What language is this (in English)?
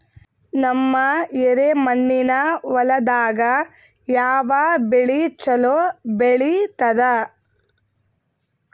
Kannada